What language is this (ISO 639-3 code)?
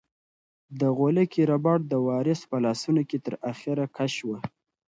pus